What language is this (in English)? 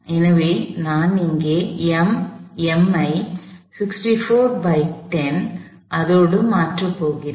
Tamil